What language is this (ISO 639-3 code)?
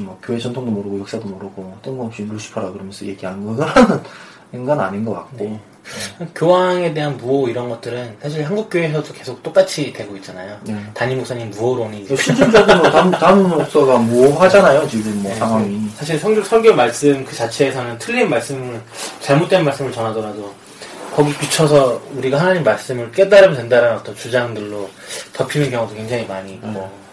kor